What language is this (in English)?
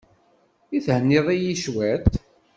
Kabyle